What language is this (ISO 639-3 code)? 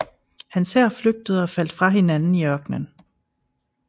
dan